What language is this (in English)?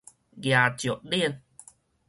Min Nan Chinese